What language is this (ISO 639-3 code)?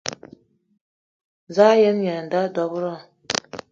eto